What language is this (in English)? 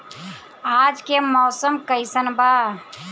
Bhojpuri